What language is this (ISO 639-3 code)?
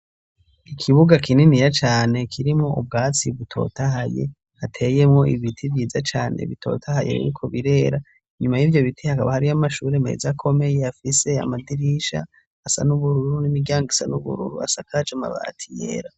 run